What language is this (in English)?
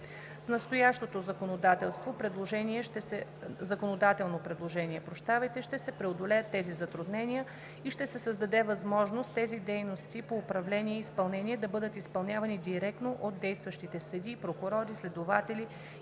Bulgarian